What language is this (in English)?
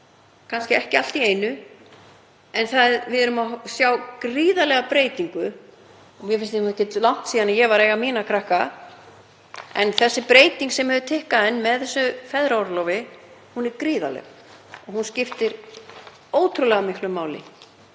Icelandic